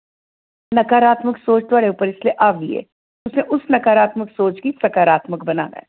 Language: Dogri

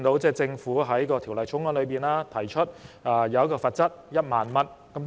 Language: Cantonese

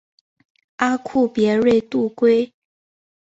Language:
Chinese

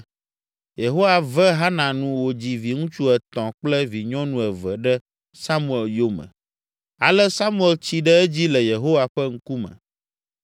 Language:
Ewe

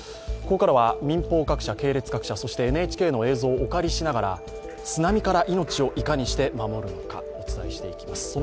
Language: Japanese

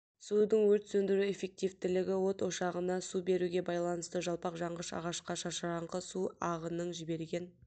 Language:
Kazakh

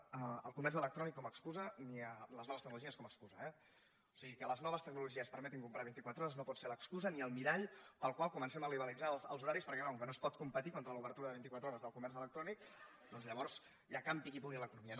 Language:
Catalan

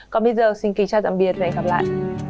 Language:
Vietnamese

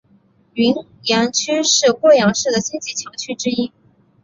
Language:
Chinese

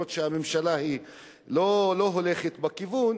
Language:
Hebrew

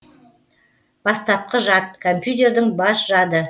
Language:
Kazakh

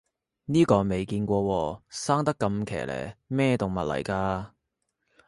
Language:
Cantonese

